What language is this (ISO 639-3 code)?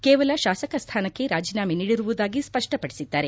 kan